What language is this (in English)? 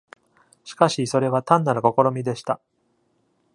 Japanese